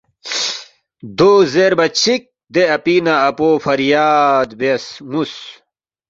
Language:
Balti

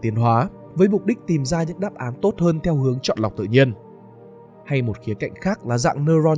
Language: Vietnamese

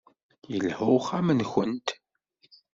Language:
Kabyle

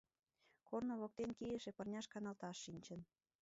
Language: Mari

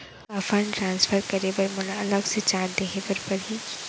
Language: Chhattisgarhi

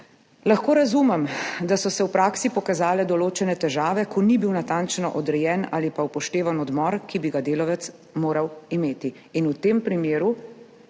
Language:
Slovenian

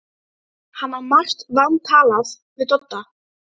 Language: Icelandic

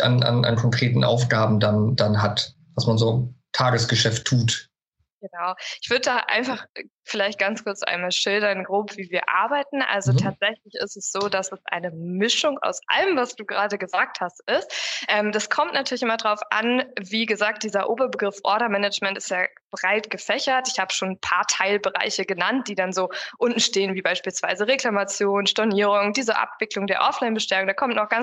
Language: German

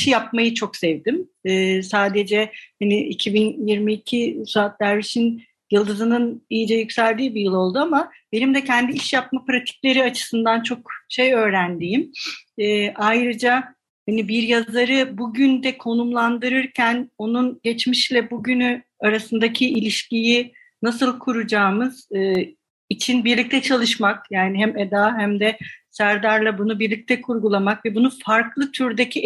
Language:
Turkish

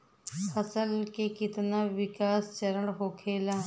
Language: Bhojpuri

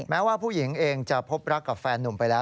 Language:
Thai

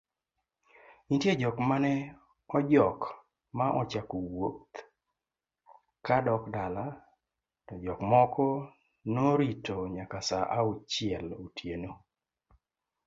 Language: Luo (Kenya and Tanzania)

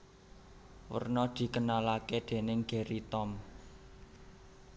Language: Javanese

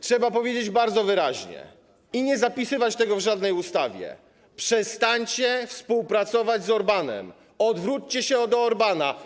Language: Polish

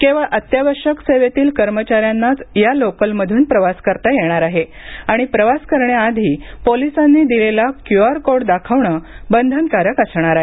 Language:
Marathi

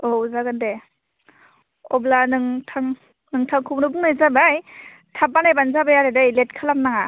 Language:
Bodo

